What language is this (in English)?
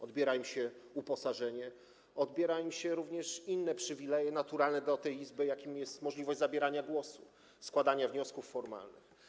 Polish